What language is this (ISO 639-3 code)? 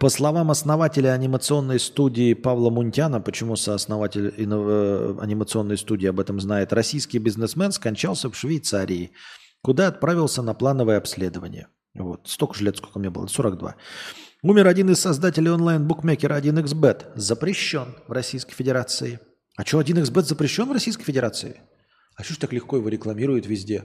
rus